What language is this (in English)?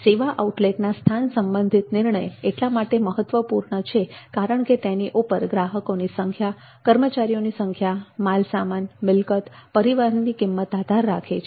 Gujarati